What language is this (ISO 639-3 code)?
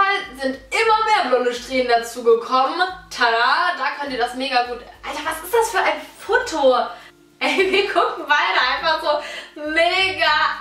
deu